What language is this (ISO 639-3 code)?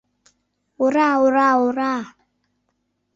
chm